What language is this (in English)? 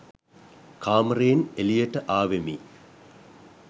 Sinhala